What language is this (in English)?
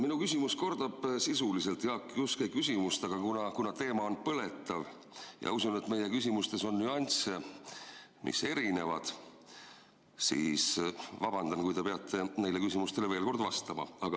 Estonian